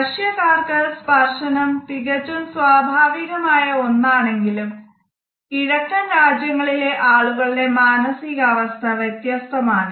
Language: Malayalam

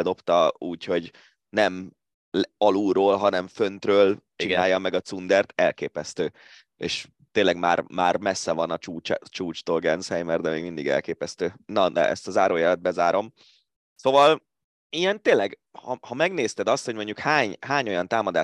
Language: Hungarian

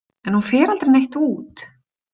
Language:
Icelandic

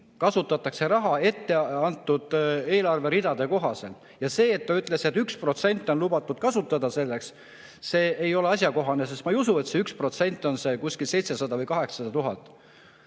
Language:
Estonian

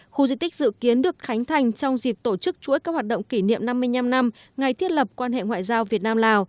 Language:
Vietnamese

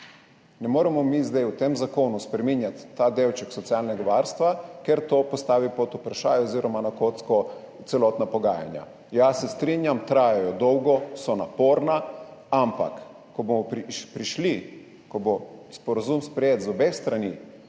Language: Slovenian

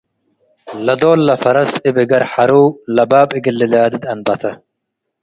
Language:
Tigre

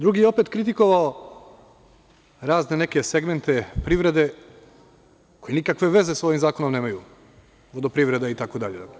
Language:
Serbian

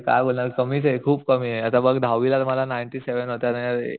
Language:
Marathi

